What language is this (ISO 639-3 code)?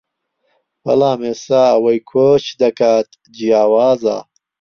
ckb